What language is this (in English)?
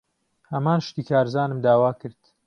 Central Kurdish